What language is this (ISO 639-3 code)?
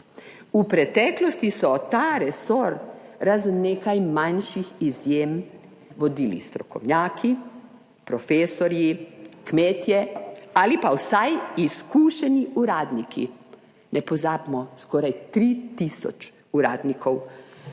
slv